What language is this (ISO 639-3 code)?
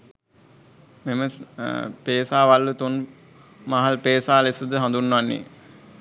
sin